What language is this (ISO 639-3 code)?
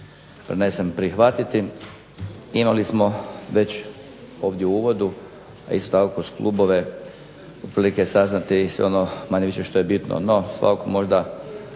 hrv